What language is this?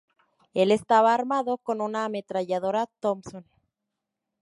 Spanish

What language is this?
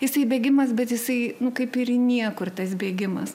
Lithuanian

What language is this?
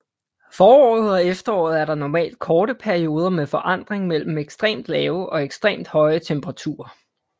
Danish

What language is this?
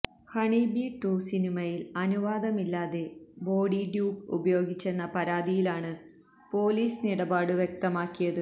Malayalam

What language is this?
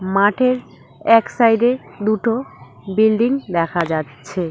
Bangla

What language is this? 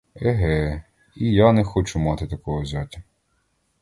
Ukrainian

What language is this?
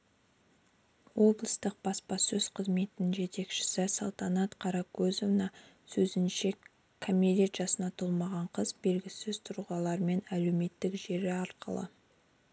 Kazakh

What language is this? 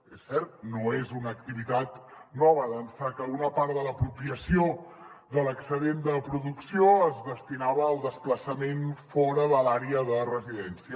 Catalan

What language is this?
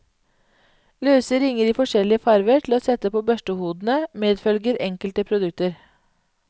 Norwegian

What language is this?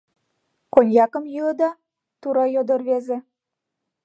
Mari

